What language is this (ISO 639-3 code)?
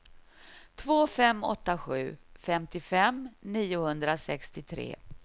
swe